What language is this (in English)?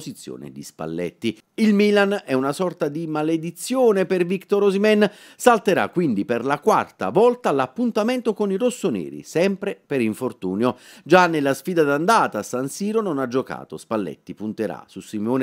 Italian